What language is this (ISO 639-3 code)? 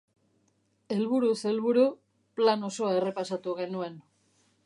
eus